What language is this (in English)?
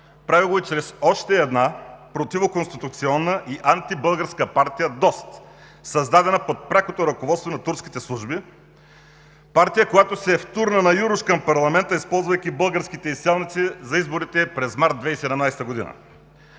Bulgarian